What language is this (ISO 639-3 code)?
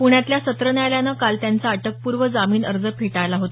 mar